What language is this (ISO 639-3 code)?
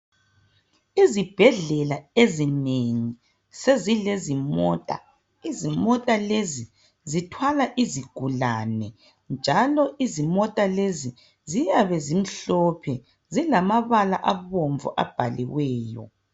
nde